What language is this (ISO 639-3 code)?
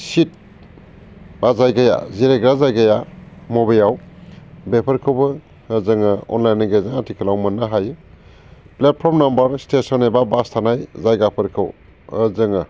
brx